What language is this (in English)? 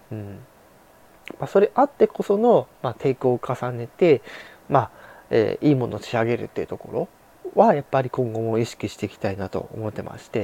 Japanese